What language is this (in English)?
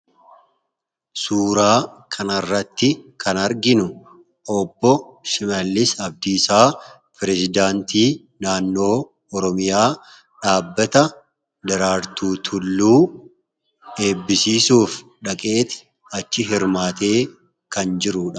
Oromo